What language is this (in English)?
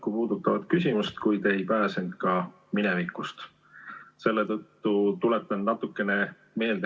Estonian